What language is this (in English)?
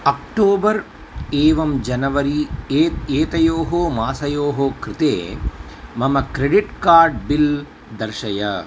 Sanskrit